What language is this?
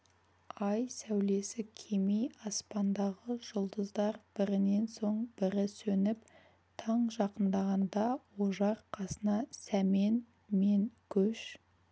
Kazakh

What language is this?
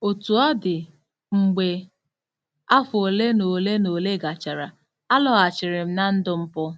Igbo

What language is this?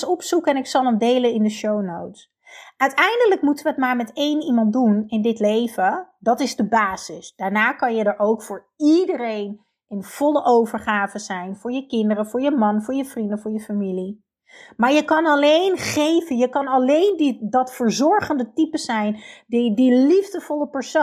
Dutch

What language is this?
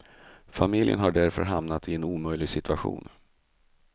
Swedish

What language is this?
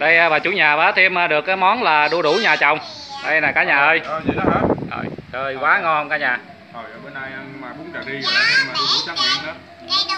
Vietnamese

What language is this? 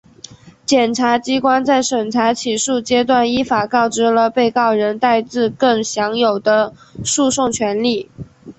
Chinese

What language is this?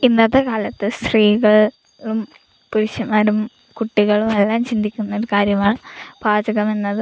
Malayalam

